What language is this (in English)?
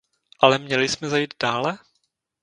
Czech